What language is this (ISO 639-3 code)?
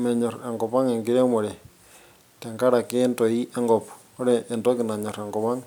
mas